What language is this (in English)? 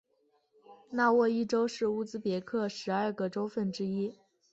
Chinese